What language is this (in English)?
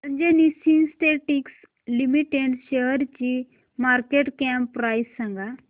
Marathi